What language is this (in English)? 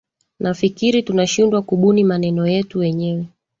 Swahili